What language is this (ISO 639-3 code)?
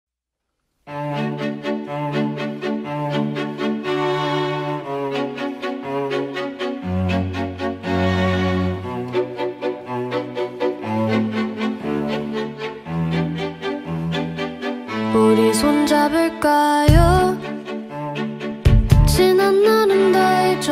kor